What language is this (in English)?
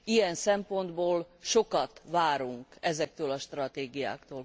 Hungarian